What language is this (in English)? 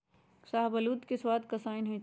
Magahi